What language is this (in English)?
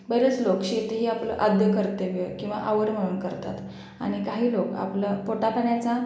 Marathi